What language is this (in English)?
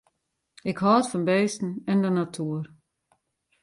Western Frisian